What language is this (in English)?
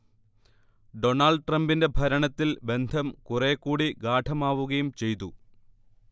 Malayalam